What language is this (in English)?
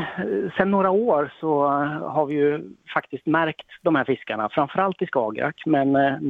Swedish